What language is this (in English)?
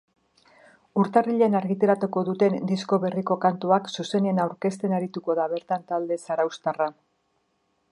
Basque